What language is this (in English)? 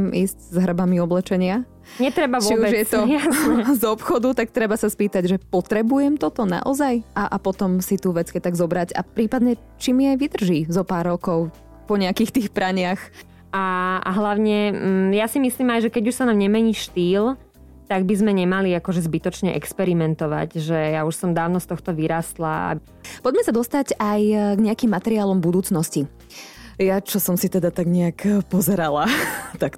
Slovak